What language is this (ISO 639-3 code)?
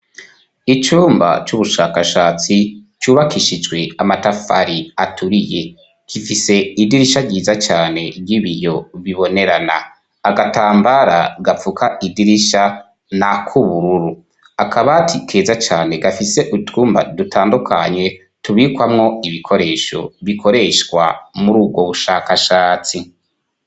run